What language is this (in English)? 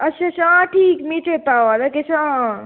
Dogri